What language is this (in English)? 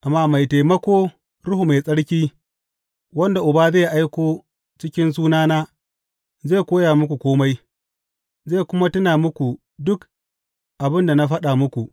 Hausa